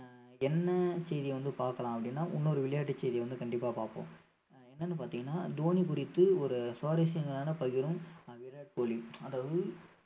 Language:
Tamil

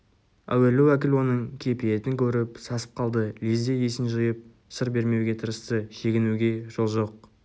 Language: Kazakh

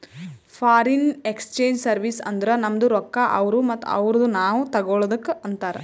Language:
Kannada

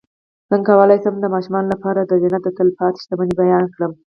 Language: Pashto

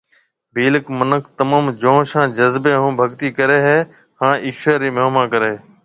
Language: Marwari (Pakistan)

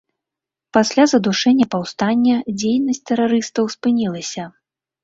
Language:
Belarusian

